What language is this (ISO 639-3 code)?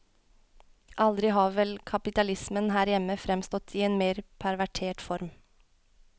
nor